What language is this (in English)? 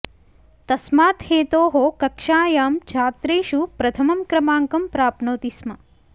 Sanskrit